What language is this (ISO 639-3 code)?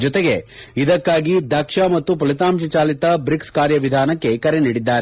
kan